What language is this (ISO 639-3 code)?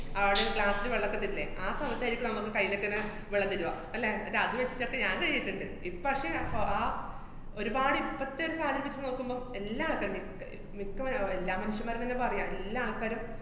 mal